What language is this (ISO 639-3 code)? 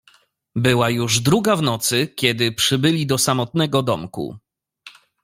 pol